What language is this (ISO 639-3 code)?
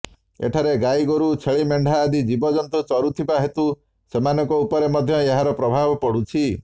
ori